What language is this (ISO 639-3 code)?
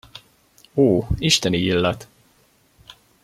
hun